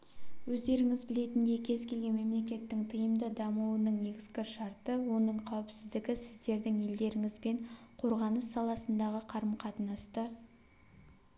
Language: Kazakh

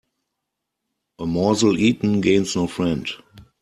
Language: English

